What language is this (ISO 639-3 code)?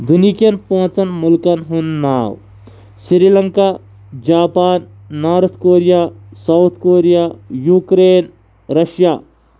kas